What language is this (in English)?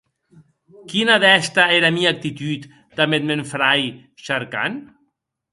Occitan